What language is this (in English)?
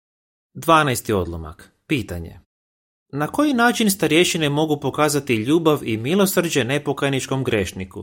Croatian